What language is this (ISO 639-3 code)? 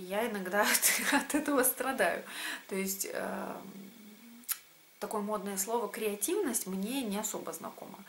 rus